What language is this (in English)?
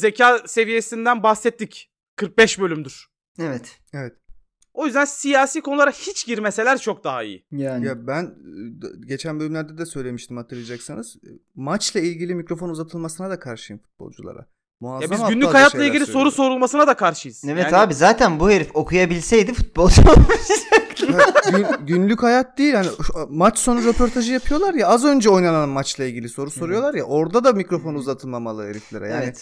Turkish